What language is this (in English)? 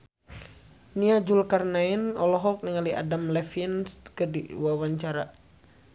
Sundanese